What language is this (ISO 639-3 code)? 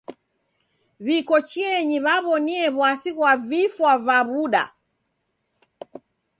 dav